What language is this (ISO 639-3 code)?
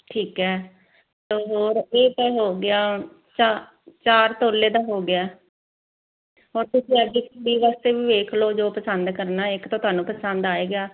pan